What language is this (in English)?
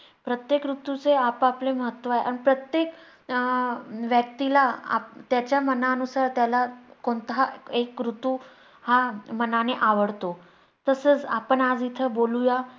Marathi